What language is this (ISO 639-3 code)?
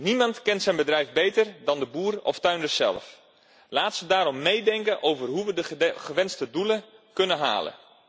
nld